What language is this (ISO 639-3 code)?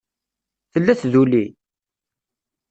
kab